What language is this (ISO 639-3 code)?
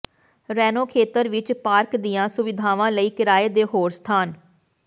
pan